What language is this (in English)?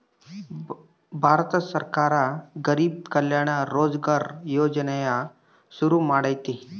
Kannada